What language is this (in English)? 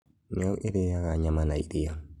Kikuyu